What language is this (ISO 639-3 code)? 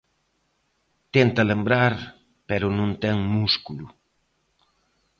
glg